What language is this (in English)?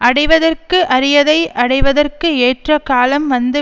Tamil